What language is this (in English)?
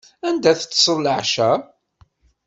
Kabyle